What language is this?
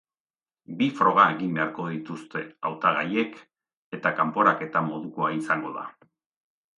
Basque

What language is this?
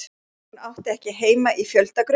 Icelandic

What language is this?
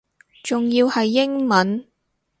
Cantonese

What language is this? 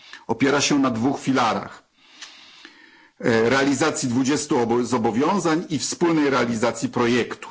Polish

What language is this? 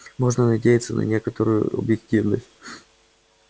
Russian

